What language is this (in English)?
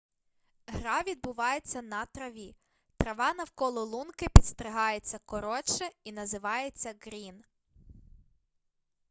Ukrainian